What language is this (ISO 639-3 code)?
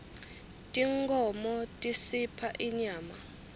ssw